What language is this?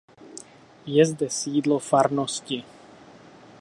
Czech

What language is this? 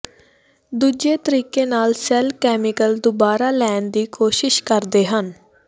Punjabi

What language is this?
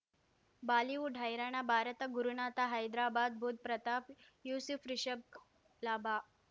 Kannada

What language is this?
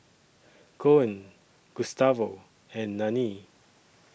English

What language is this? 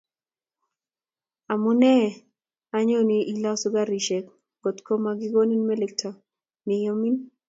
Kalenjin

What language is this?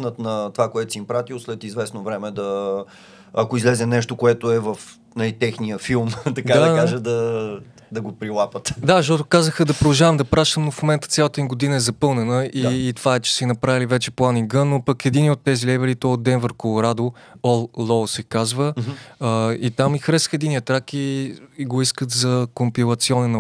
Bulgarian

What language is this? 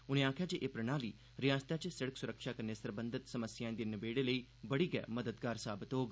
Dogri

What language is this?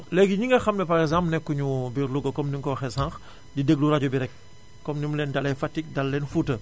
Wolof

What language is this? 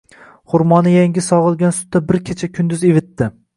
Uzbek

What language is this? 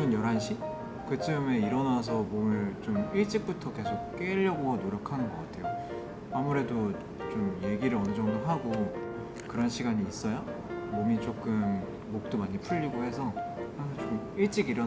Korean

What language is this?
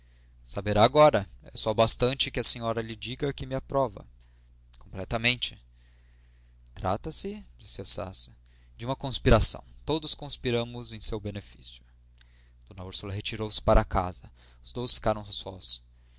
Portuguese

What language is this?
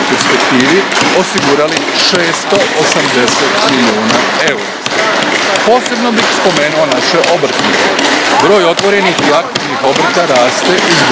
Croatian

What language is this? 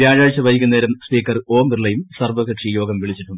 Malayalam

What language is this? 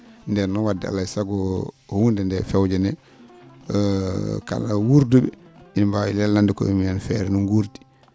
Fula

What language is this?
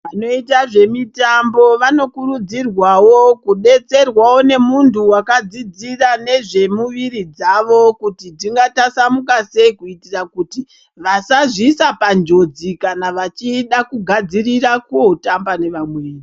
Ndau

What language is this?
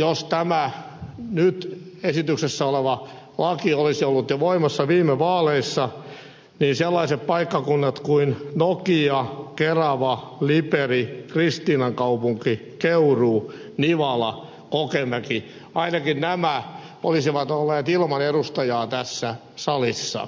Finnish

